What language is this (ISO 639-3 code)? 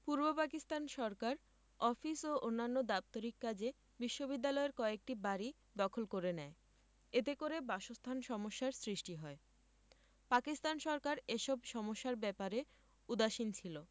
ben